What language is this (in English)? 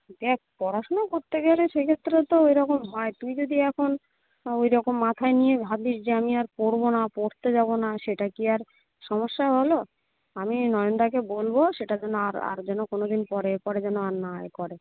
Bangla